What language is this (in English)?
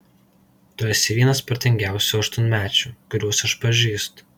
Lithuanian